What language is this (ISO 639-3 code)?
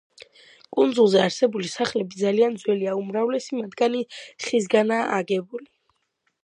kat